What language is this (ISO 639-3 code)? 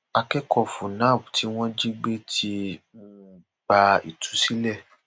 yor